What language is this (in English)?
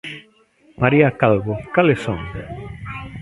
Galician